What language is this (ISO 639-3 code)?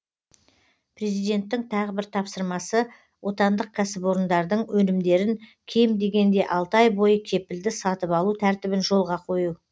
kaz